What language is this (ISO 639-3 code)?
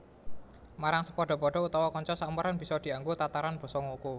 jav